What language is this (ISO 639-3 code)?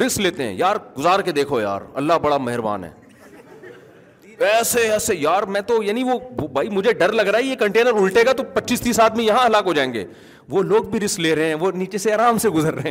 urd